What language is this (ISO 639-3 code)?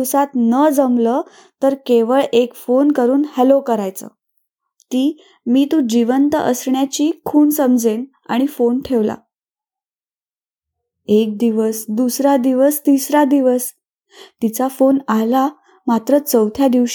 mar